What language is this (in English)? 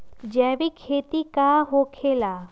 Magahi